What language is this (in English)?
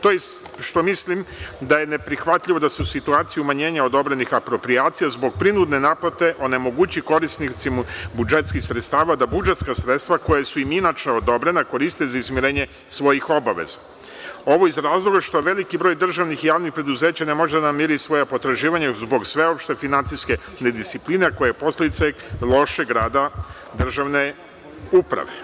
Serbian